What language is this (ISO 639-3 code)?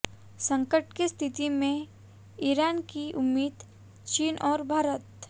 hin